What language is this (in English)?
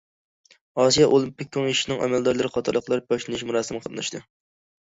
Uyghur